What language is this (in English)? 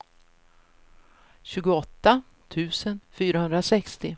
Swedish